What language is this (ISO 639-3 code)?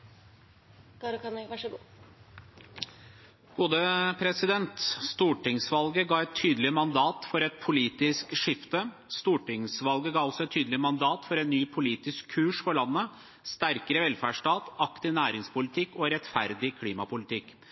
nor